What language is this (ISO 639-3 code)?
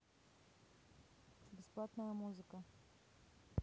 rus